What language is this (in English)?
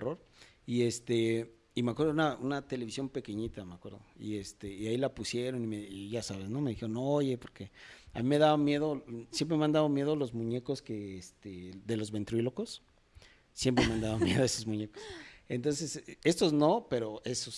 Spanish